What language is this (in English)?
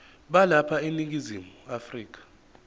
Zulu